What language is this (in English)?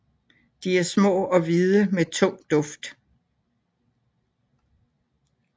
Danish